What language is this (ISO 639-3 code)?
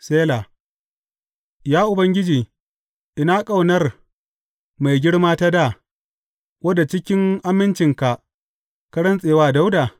hau